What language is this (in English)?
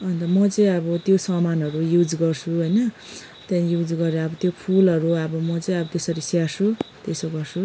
Nepali